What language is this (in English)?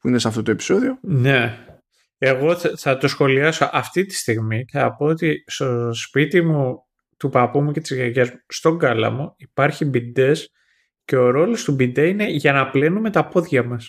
Greek